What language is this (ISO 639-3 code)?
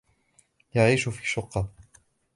ara